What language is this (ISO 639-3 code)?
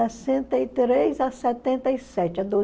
por